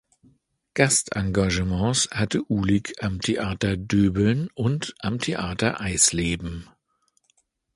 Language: German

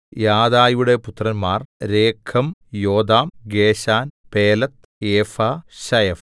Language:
Malayalam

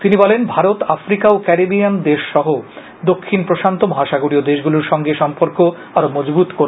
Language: Bangla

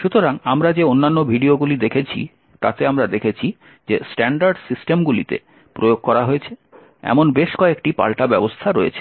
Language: Bangla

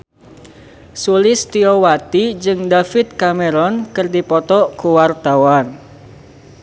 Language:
Sundanese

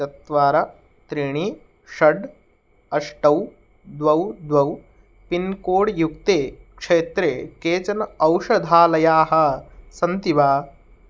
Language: Sanskrit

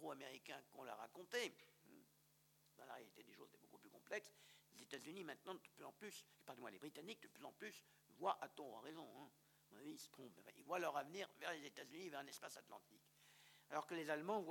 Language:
French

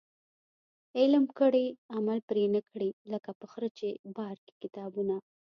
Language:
Pashto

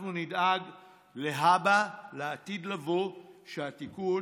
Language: Hebrew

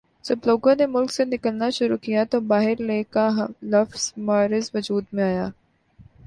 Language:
Urdu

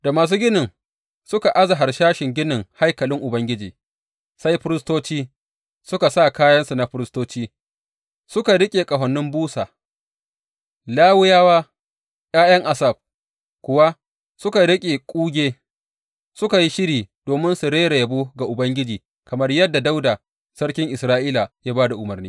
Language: Hausa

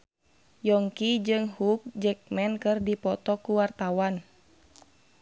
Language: Sundanese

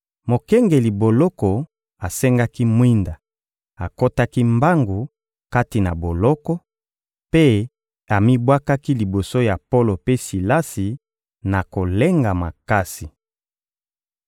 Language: Lingala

